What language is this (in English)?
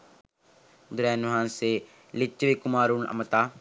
Sinhala